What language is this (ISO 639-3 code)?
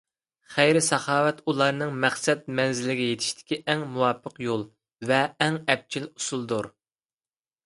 uig